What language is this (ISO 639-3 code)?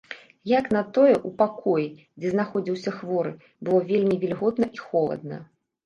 bel